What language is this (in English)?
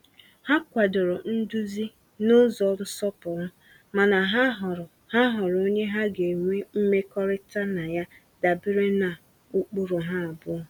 Igbo